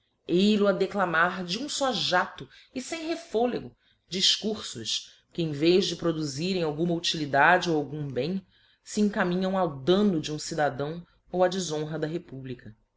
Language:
Portuguese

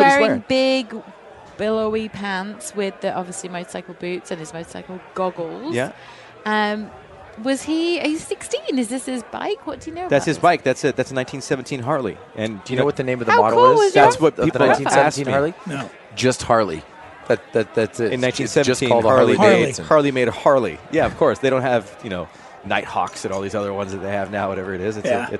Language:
English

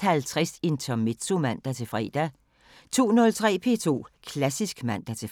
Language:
Danish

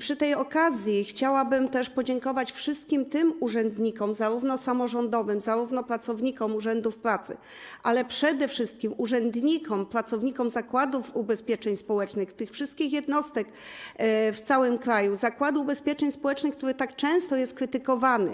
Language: Polish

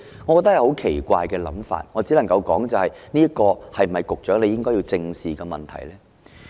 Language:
Cantonese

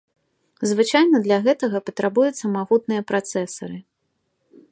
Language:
Belarusian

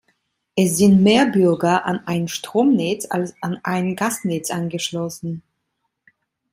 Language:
German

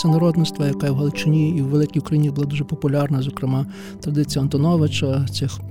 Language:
Ukrainian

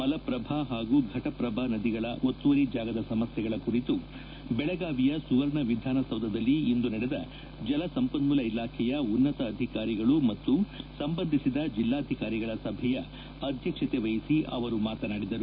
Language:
Kannada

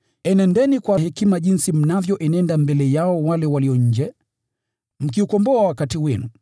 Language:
Swahili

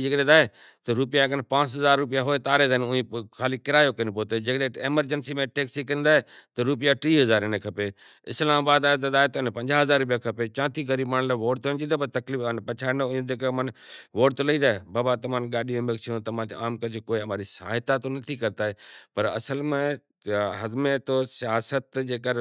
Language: Kachi Koli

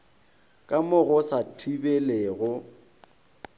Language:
Northern Sotho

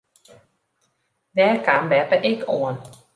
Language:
Western Frisian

